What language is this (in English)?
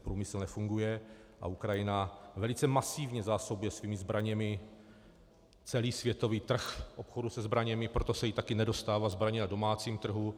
Czech